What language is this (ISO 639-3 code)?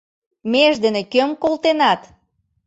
chm